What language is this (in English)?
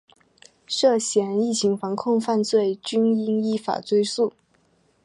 Chinese